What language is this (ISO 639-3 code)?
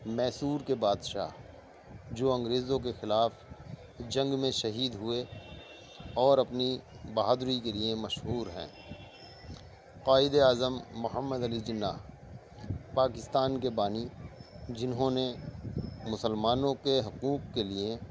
urd